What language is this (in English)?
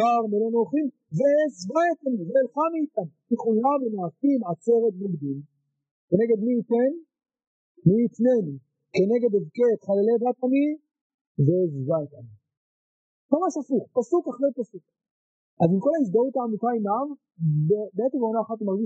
Hebrew